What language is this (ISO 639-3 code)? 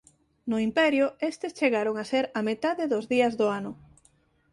glg